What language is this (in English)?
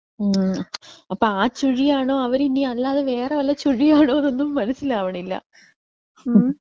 Malayalam